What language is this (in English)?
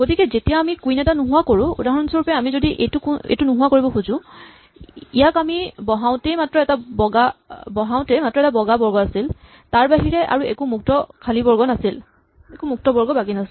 Assamese